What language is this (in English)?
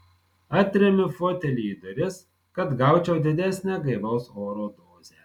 Lithuanian